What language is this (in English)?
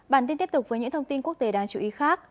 Vietnamese